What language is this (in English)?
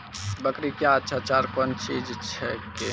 Maithili